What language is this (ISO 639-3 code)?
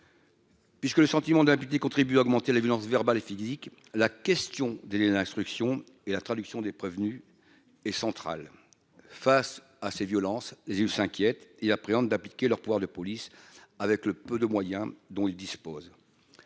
fra